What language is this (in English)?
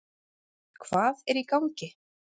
Icelandic